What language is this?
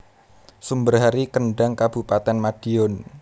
Javanese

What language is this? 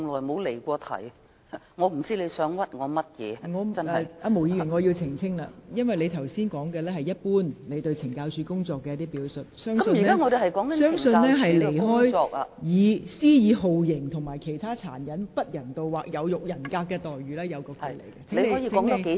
Cantonese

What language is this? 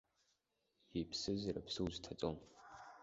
Abkhazian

